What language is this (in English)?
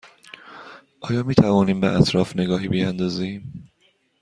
Persian